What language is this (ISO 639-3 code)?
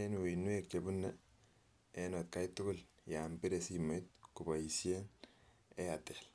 kln